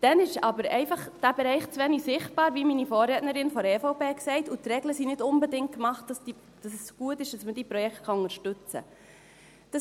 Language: Swiss German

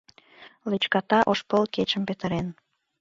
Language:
Mari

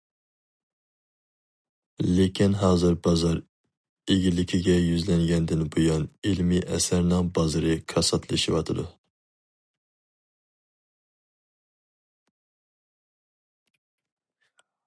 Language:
Uyghur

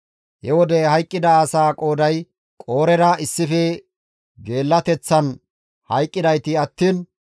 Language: Gamo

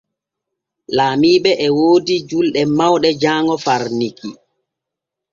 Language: Borgu Fulfulde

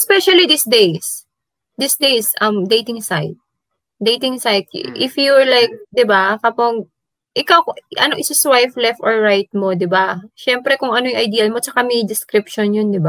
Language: Filipino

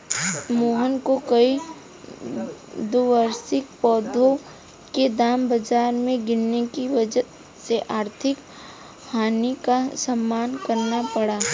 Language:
Hindi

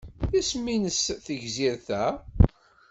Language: Kabyle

